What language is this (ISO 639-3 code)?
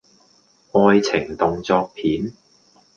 yue